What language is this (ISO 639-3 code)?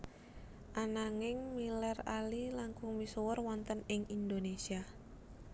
jav